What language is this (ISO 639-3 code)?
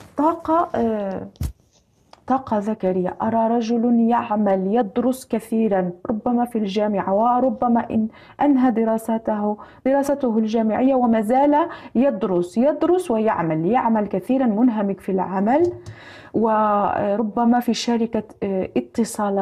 ara